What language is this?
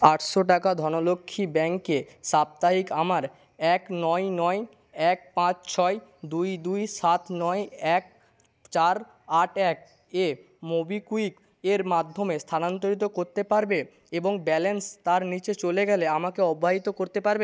Bangla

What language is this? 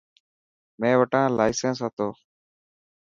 Dhatki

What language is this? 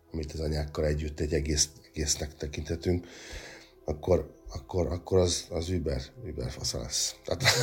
Hungarian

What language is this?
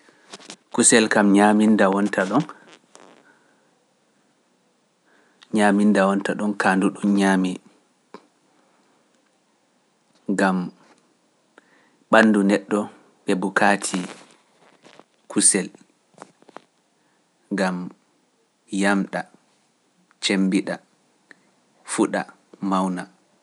Pular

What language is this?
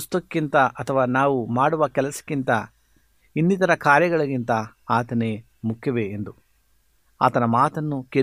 Kannada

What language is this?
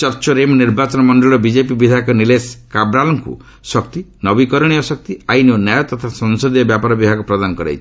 Odia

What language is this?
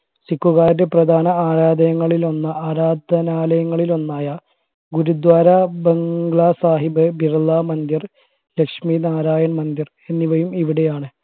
Malayalam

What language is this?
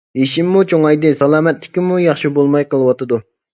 Uyghur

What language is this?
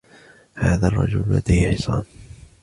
Arabic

